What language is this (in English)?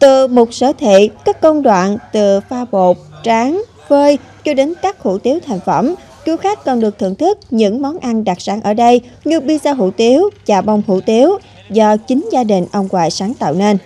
Vietnamese